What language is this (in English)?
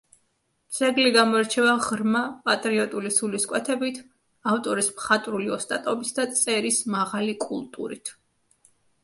Georgian